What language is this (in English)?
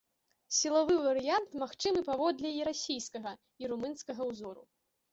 Belarusian